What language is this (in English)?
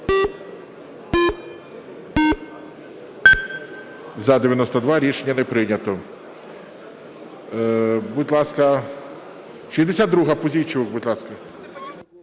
Ukrainian